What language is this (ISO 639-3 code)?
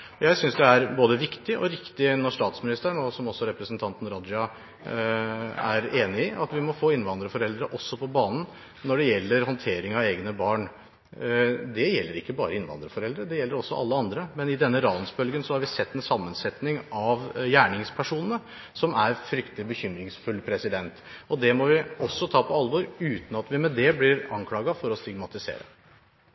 nob